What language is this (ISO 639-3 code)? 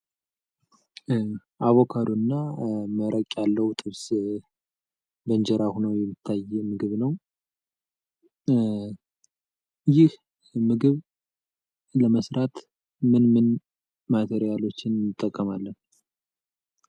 amh